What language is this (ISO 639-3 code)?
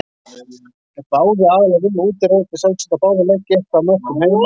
isl